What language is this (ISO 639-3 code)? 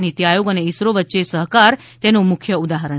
guj